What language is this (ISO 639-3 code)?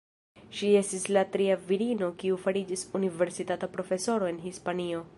epo